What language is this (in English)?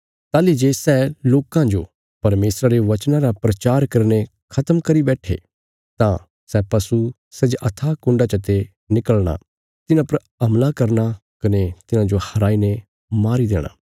Bilaspuri